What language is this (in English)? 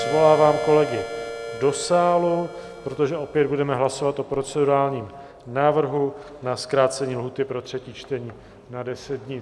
Czech